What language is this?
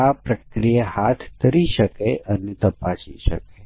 Gujarati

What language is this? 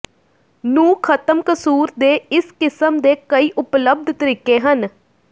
Punjabi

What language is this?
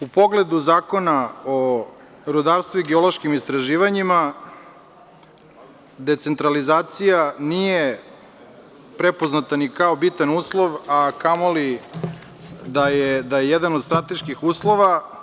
Serbian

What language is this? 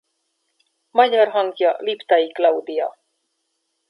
Hungarian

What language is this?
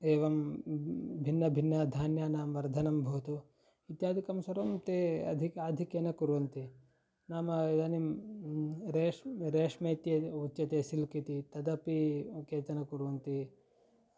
Sanskrit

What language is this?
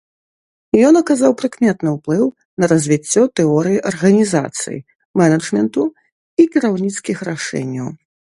Belarusian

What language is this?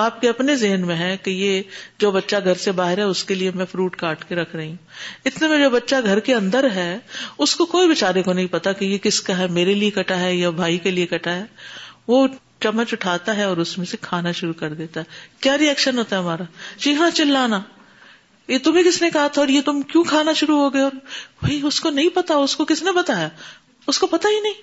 Urdu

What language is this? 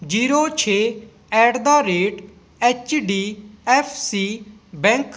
Punjabi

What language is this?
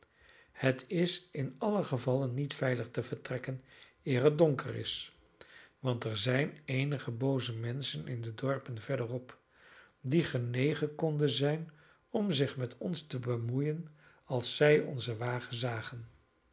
Dutch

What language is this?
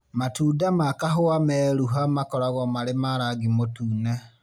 Kikuyu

